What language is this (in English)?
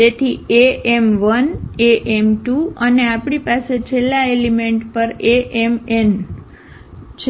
Gujarati